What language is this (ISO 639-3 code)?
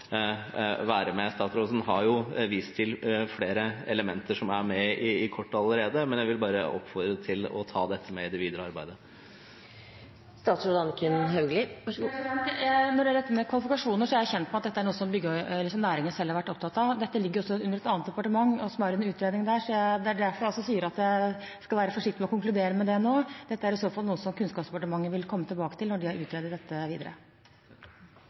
nob